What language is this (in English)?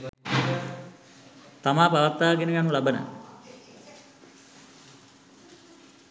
Sinhala